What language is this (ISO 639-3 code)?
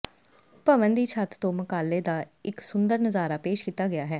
pan